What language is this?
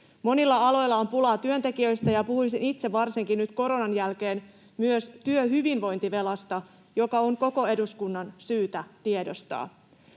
Finnish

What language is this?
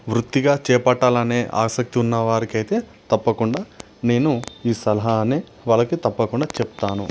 Telugu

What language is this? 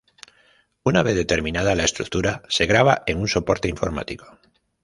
Spanish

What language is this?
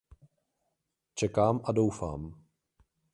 Czech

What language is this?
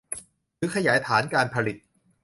Thai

